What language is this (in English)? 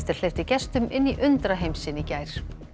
Icelandic